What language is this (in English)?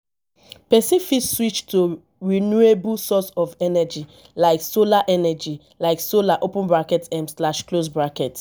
Nigerian Pidgin